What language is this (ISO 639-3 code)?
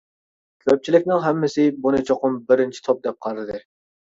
uig